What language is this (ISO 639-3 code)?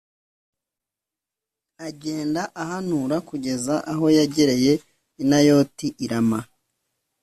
kin